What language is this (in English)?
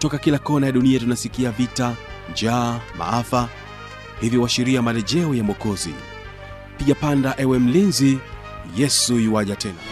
Swahili